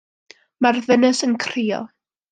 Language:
Welsh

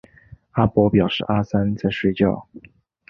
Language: Chinese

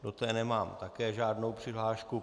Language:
Czech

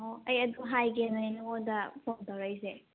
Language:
Manipuri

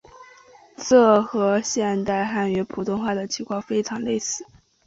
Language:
Chinese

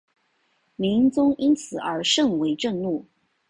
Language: Chinese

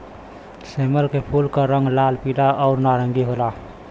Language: Bhojpuri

